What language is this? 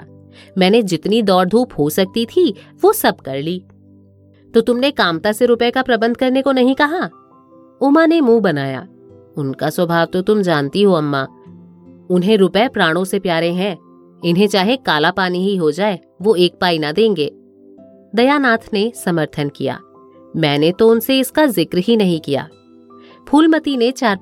Hindi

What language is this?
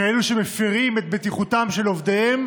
Hebrew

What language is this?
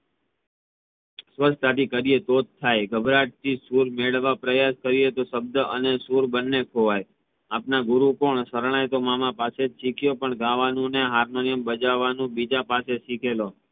Gujarati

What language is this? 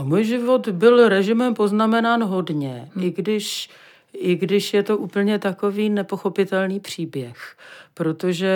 Czech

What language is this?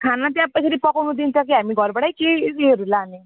Nepali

